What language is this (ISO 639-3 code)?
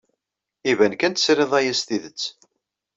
kab